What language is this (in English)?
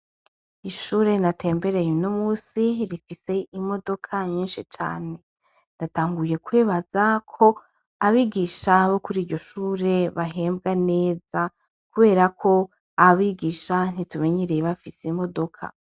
Rundi